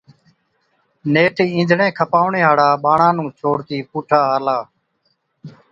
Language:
Od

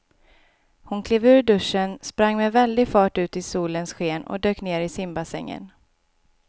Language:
Swedish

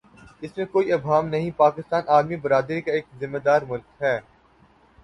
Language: Urdu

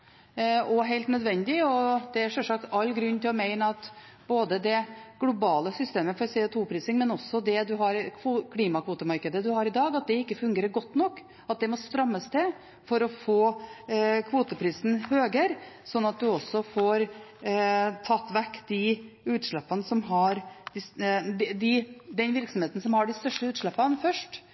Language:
Norwegian Bokmål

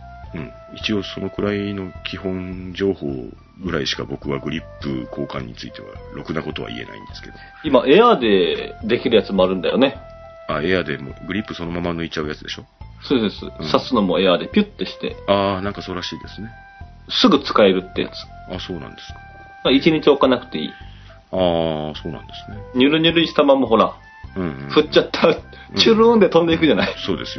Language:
Japanese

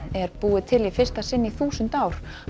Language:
Icelandic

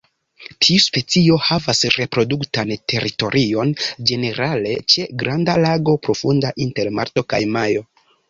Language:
Esperanto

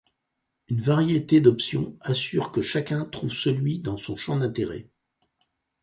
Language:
French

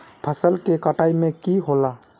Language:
Magahi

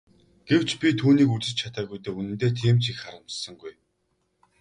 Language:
Mongolian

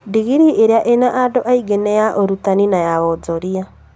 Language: Kikuyu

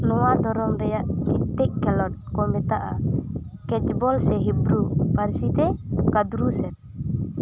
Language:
Santali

